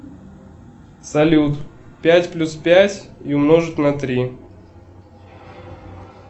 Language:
Russian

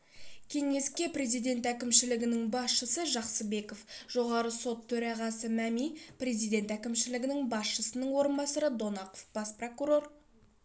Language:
Kazakh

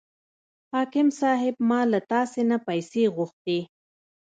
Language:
Pashto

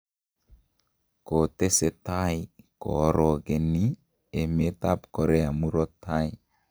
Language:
Kalenjin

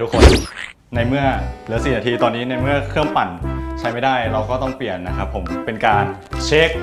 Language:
Thai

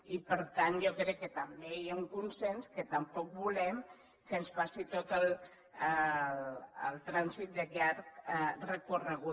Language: Catalan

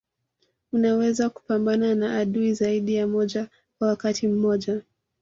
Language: Swahili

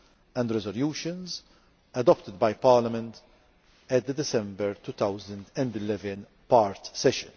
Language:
English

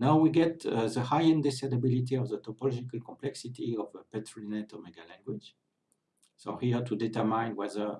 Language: English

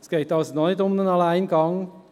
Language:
Swiss German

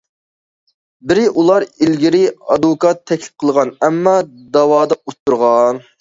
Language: Uyghur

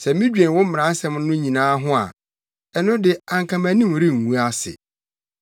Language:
Akan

